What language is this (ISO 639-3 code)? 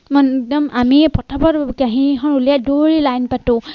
asm